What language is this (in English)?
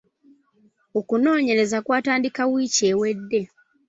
Ganda